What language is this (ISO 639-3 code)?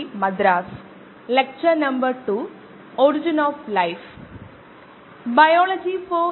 mal